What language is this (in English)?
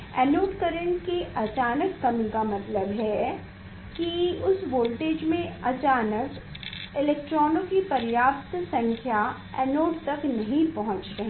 Hindi